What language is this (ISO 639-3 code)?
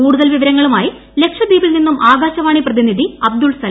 mal